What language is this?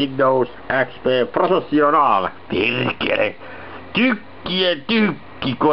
Finnish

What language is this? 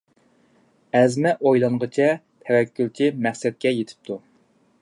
Uyghur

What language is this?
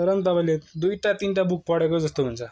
Nepali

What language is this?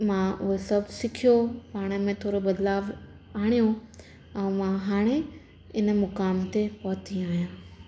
Sindhi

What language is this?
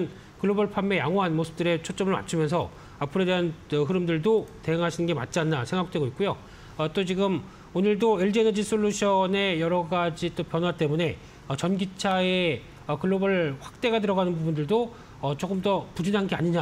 Korean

